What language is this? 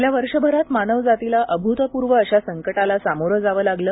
Marathi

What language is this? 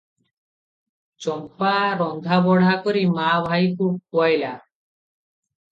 Odia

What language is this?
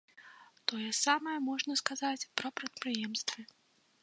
Belarusian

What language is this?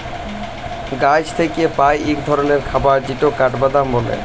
Bangla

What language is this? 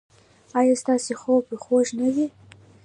Pashto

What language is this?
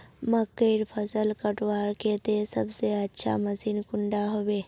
Magahi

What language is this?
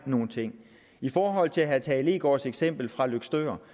Danish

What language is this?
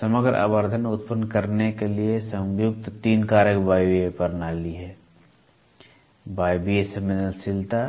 Hindi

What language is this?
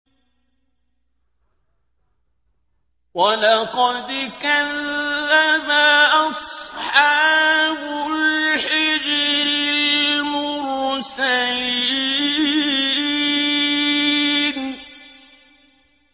Arabic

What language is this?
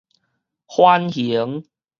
Min Nan Chinese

